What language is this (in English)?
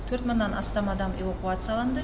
Kazakh